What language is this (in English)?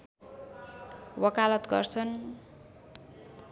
Nepali